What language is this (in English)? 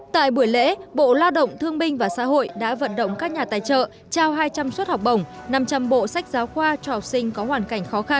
Vietnamese